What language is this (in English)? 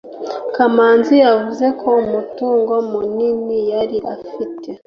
Kinyarwanda